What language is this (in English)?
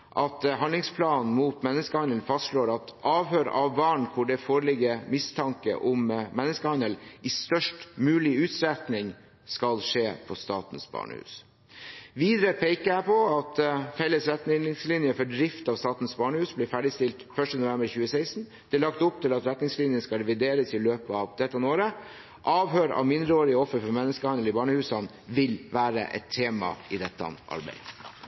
Norwegian Bokmål